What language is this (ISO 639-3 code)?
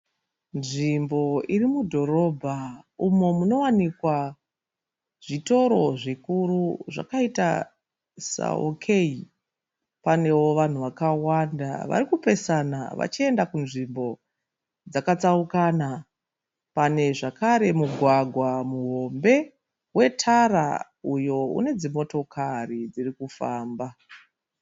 sna